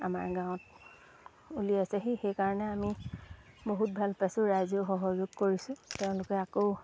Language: Assamese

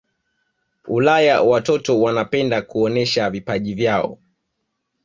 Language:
Swahili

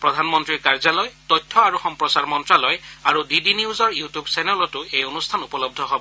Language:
Assamese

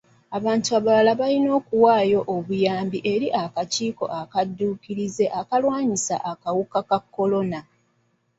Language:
Ganda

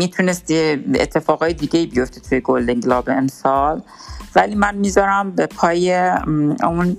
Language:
Persian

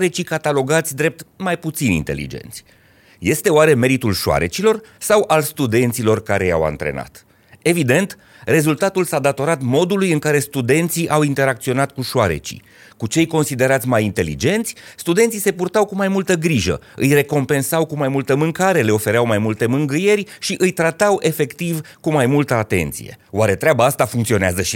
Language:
Romanian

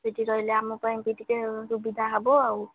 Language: Odia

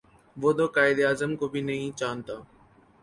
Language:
Urdu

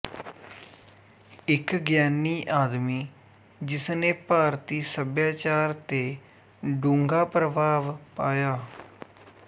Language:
Punjabi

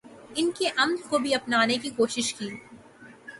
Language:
Urdu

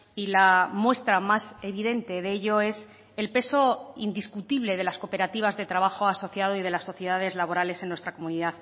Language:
Spanish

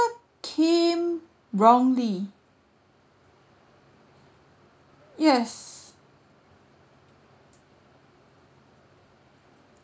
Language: English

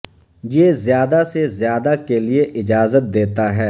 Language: Urdu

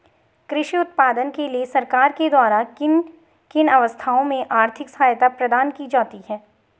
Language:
Hindi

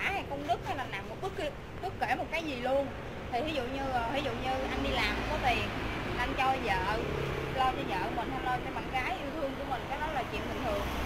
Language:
Vietnamese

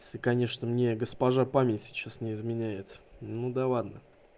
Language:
Russian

